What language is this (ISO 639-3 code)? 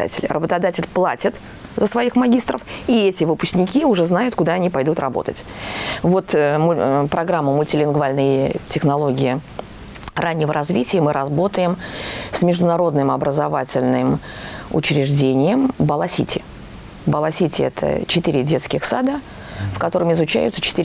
rus